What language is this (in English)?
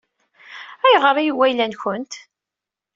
Kabyle